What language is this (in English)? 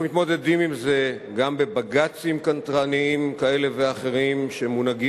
Hebrew